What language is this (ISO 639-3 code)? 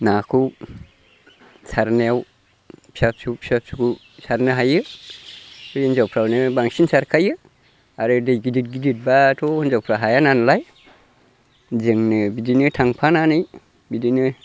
brx